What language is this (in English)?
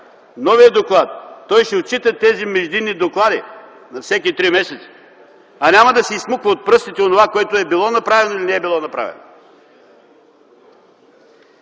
Bulgarian